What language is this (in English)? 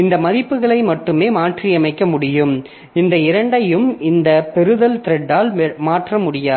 Tamil